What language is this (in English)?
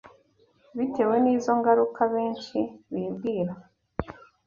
Kinyarwanda